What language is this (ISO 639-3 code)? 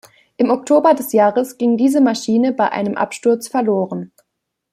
deu